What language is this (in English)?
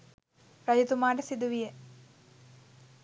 Sinhala